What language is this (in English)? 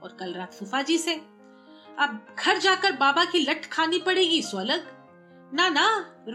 Hindi